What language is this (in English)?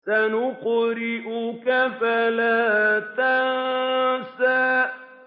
Arabic